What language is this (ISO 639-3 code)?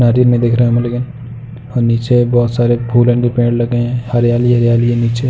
hin